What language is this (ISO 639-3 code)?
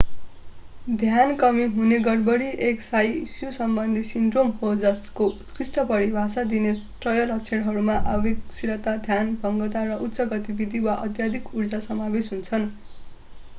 nep